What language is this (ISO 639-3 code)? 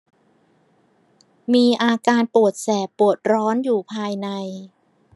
tha